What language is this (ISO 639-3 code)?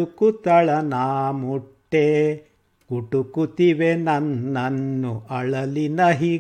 kan